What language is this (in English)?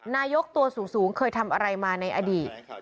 Thai